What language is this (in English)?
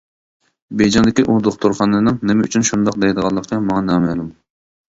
Uyghur